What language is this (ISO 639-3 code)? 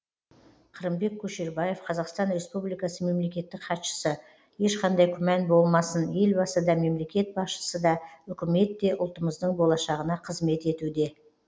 kaz